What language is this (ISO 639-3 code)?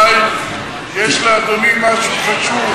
heb